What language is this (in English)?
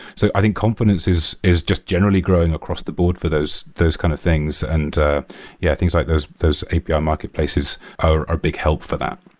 English